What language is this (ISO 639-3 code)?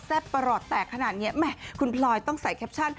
tha